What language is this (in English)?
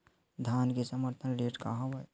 Chhattisgarhi